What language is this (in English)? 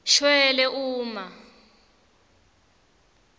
Swati